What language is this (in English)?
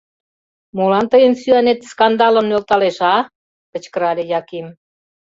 Mari